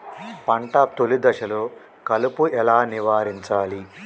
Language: Telugu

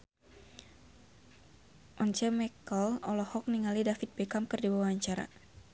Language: Sundanese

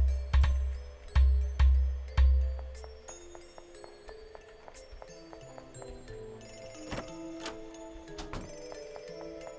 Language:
Korean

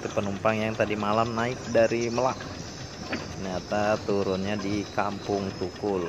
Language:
Indonesian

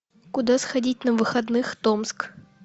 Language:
Russian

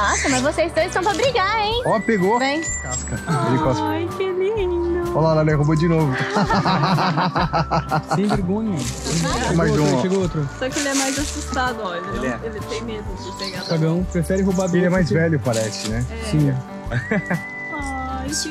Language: Portuguese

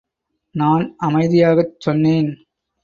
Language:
Tamil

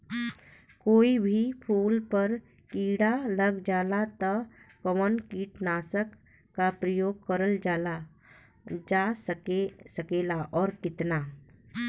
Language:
Bhojpuri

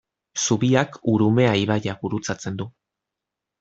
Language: Basque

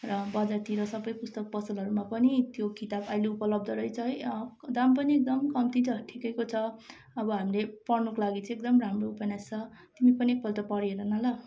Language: Nepali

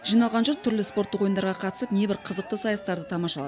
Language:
Kazakh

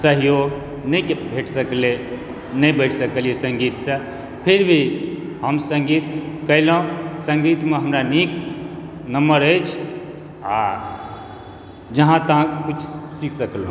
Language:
Maithili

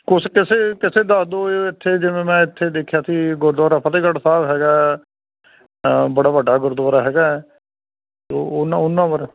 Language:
Punjabi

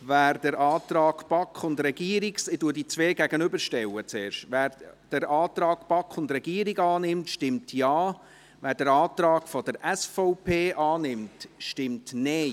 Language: Swiss German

